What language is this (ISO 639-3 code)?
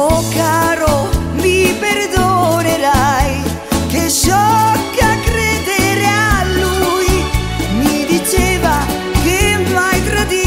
spa